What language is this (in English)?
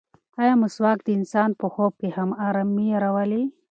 Pashto